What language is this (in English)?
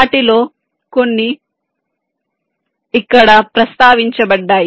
Telugu